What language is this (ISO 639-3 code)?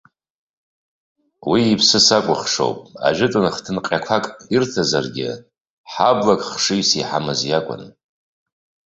abk